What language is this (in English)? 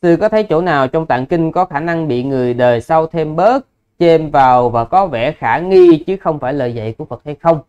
Vietnamese